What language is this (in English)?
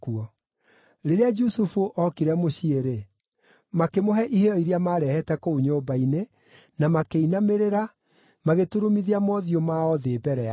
Kikuyu